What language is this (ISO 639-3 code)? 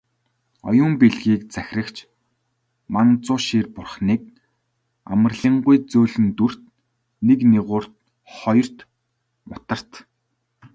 mon